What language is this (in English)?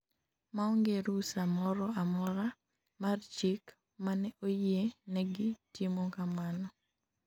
Luo (Kenya and Tanzania)